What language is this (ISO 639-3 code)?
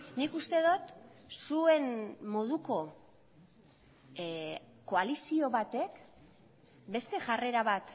eus